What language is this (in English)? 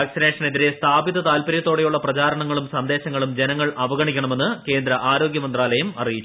Malayalam